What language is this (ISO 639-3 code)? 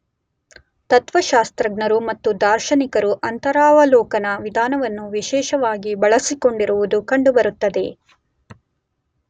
kan